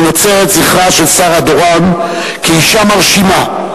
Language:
Hebrew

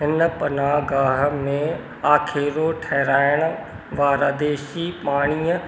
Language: Sindhi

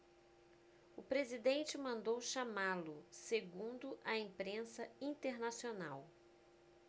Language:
Portuguese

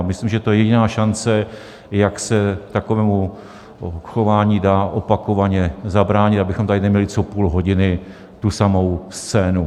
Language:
Czech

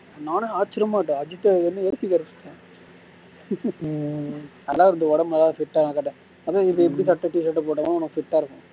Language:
Tamil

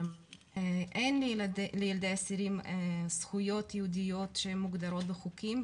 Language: Hebrew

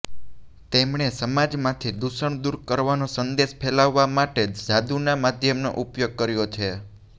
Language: Gujarati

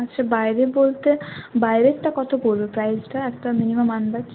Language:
Bangla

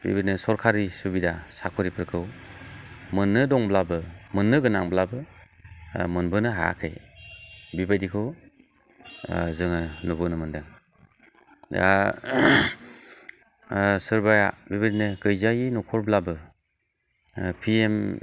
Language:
Bodo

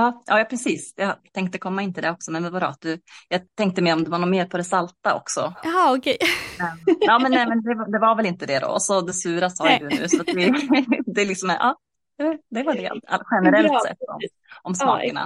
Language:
Swedish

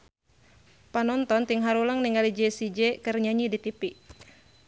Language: Sundanese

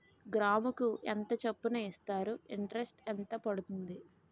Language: Telugu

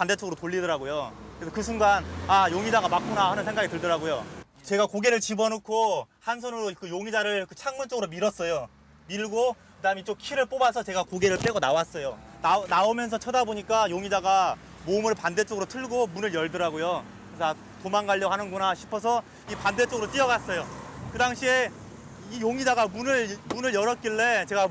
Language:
Korean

